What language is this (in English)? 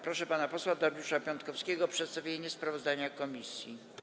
Polish